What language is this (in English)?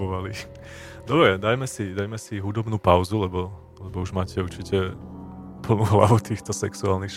Slovak